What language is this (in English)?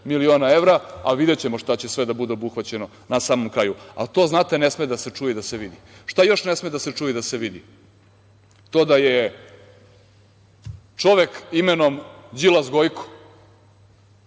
Serbian